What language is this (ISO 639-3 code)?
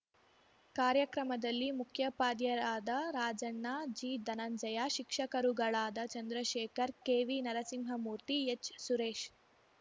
kan